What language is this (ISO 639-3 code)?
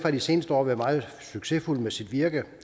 dan